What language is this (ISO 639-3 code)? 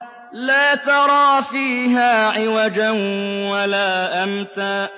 ara